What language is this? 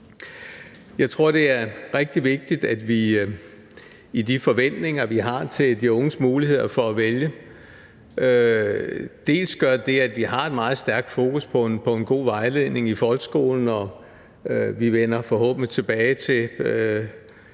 Danish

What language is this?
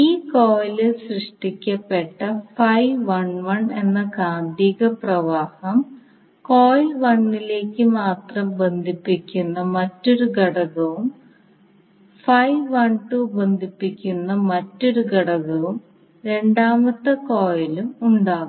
Malayalam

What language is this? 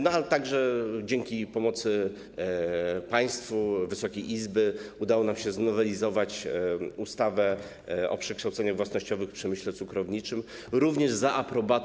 Polish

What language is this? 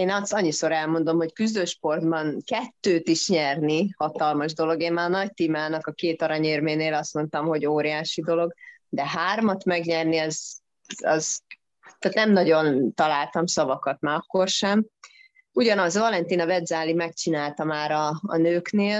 Hungarian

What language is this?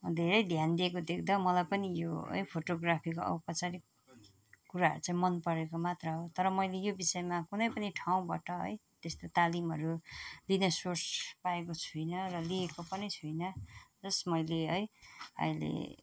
Nepali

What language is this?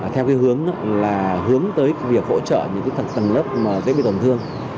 Vietnamese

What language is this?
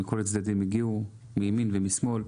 Hebrew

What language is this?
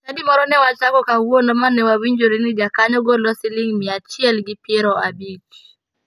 Luo (Kenya and Tanzania)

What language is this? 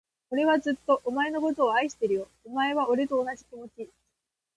Japanese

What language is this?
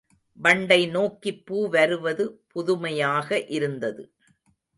Tamil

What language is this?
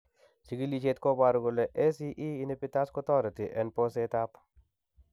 Kalenjin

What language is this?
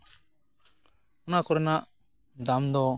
Santali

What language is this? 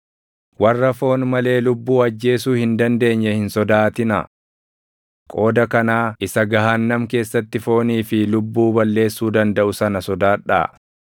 Oromo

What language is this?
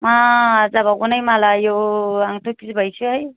Bodo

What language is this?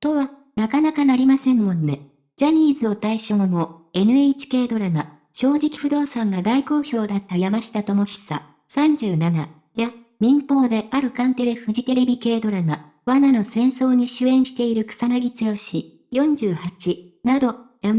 Japanese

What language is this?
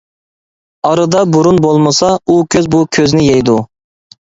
Uyghur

